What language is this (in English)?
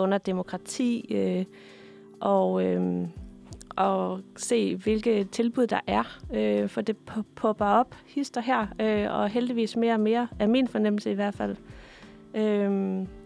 Danish